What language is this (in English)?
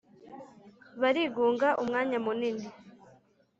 Kinyarwanda